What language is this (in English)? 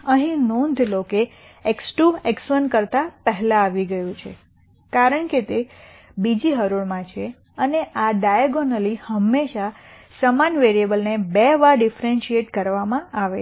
Gujarati